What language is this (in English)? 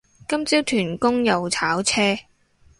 Cantonese